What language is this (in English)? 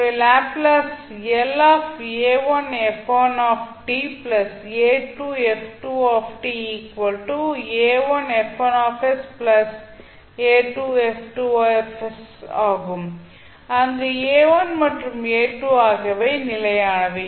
Tamil